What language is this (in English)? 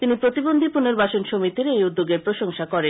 Bangla